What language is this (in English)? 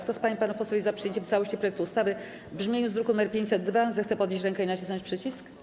Polish